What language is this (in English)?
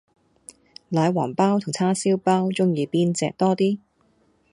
Cantonese